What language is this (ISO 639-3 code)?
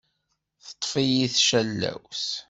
kab